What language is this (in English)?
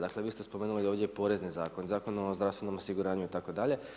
Croatian